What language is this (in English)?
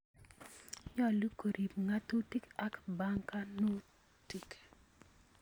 Kalenjin